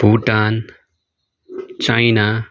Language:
Nepali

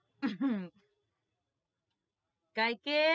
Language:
Gujarati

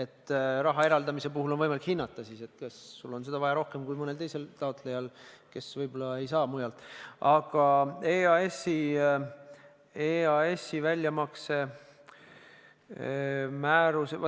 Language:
Estonian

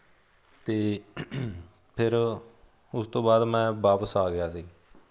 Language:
Punjabi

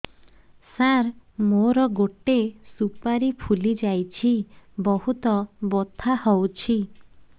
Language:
Odia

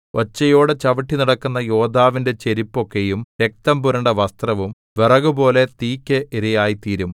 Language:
Malayalam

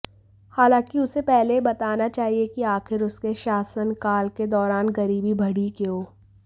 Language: Hindi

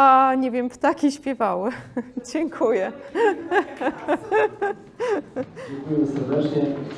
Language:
Polish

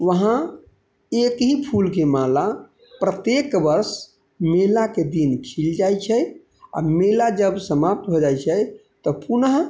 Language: Maithili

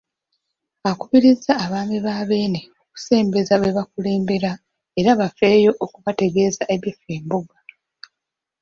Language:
Ganda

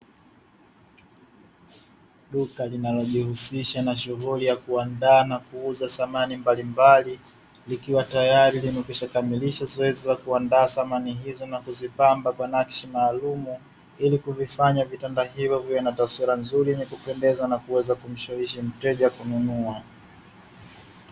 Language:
Swahili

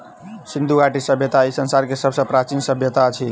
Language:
Maithili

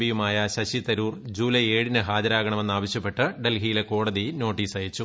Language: Malayalam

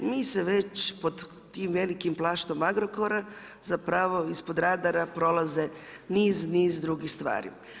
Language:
Croatian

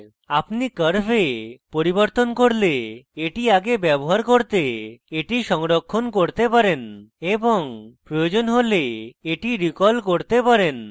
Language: Bangla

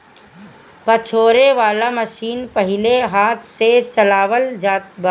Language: Bhojpuri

